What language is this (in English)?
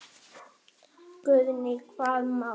Icelandic